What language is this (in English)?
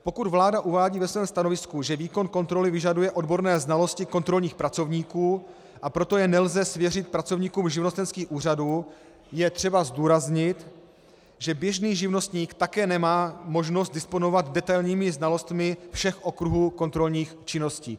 Czech